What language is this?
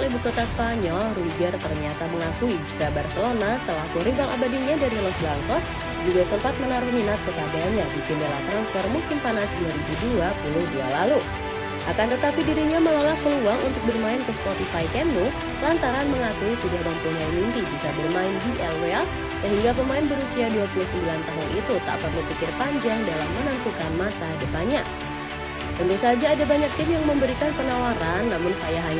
Indonesian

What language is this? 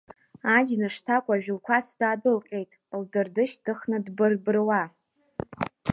Abkhazian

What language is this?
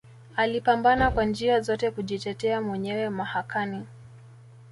Swahili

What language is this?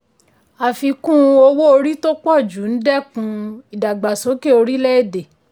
Yoruba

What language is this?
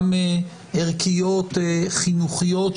Hebrew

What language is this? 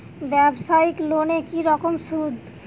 Bangla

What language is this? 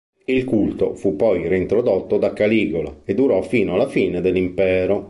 Italian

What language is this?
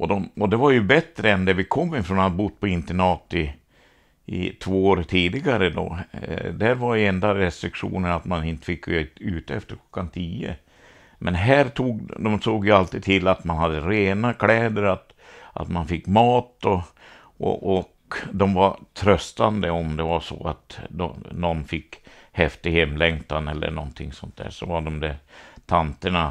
Swedish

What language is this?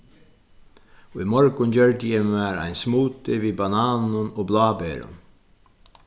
Faroese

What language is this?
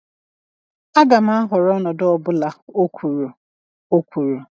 Igbo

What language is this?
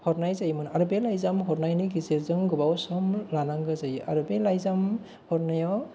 Bodo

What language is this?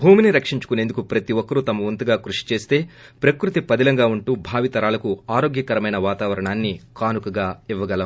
Telugu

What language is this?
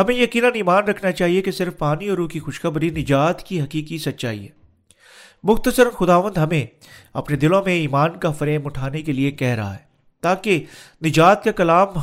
Urdu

